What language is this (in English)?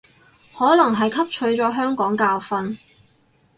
Cantonese